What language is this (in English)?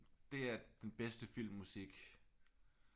Danish